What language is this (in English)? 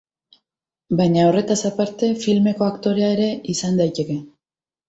Basque